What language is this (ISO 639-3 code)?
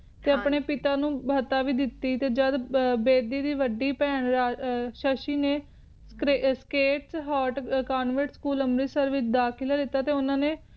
pan